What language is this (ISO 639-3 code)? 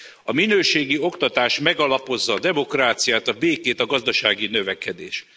hun